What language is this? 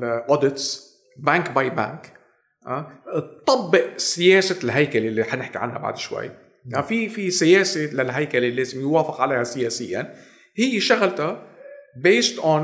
Arabic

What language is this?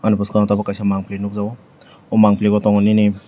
Kok Borok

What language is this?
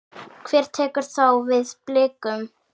Icelandic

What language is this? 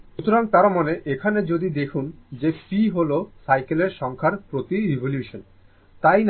Bangla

